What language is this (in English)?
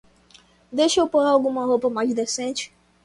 Portuguese